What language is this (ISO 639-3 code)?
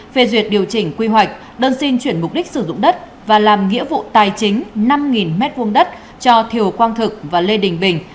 vie